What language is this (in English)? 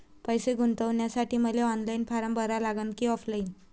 Marathi